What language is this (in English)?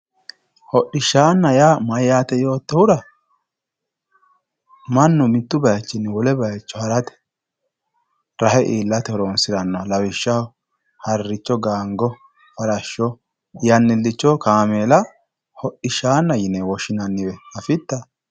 Sidamo